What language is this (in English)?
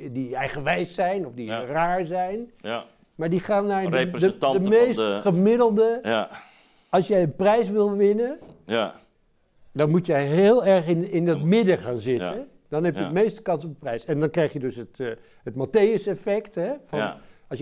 Dutch